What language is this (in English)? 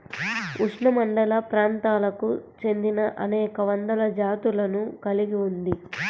Telugu